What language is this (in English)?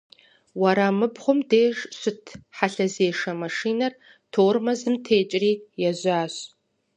Kabardian